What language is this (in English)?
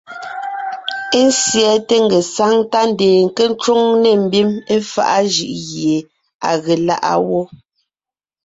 Ngiemboon